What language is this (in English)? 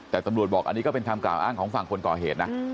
Thai